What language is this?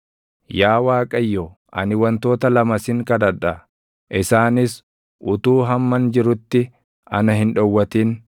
Oromo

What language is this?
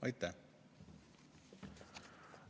Estonian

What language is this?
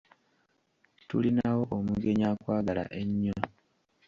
Ganda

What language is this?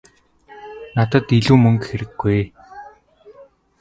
Mongolian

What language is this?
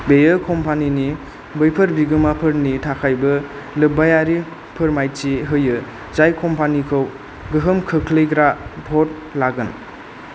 Bodo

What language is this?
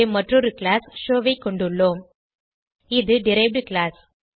Tamil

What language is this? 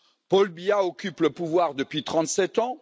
French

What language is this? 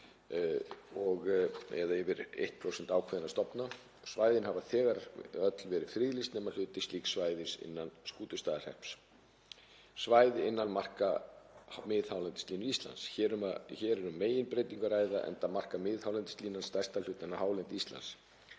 Icelandic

